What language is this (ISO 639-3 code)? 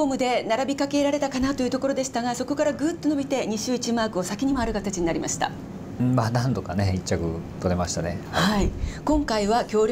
jpn